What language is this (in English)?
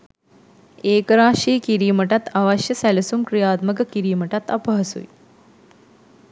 Sinhala